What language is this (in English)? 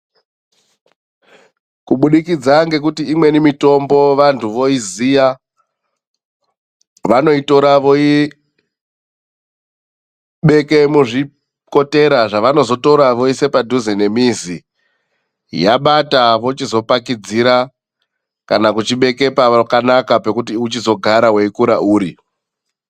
Ndau